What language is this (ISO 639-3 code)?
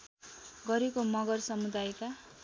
nep